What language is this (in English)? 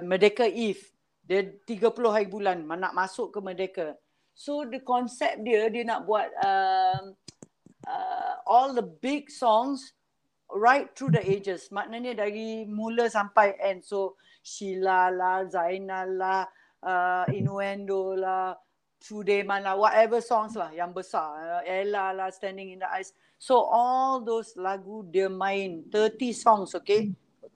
Malay